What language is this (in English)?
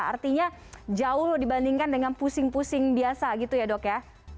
Indonesian